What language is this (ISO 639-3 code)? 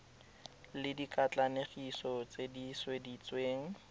tsn